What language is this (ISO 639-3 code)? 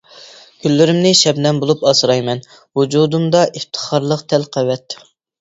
uig